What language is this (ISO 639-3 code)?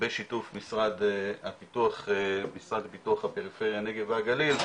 heb